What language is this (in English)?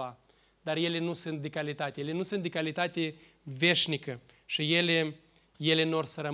Romanian